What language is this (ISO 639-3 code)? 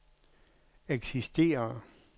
dan